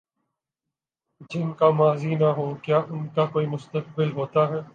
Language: Urdu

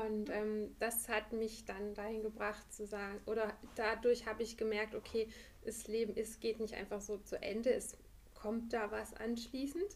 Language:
German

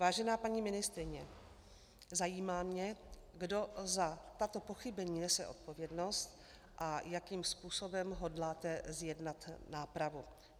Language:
Czech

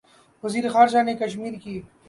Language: Urdu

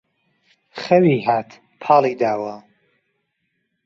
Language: Central Kurdish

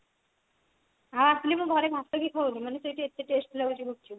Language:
Odia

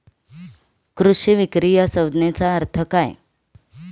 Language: Marathi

